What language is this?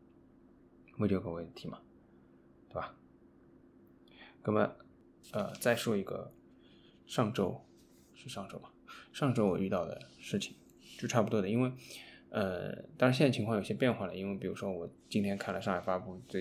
Chinese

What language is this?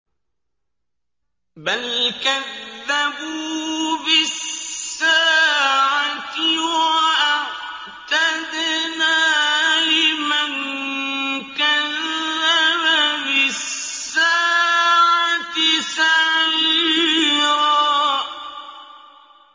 Arabic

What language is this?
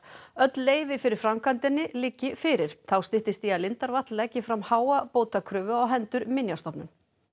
Icelandic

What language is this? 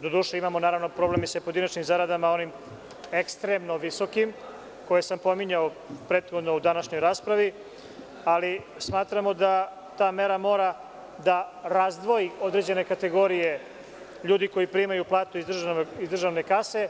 Serbian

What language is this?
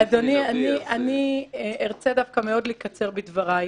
Hebrew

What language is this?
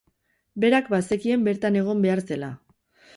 Basque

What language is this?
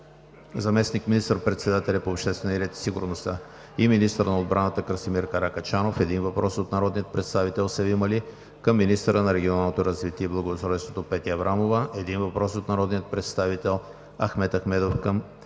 Bulgarian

